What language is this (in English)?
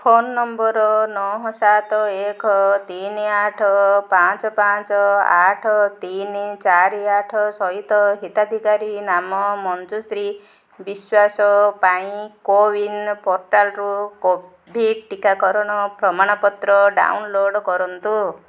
Odia